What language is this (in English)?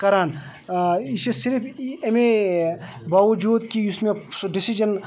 Kashmiri